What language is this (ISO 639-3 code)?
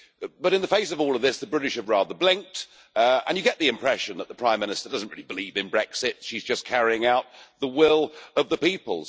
eng